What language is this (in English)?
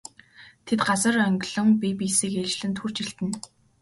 Mongolian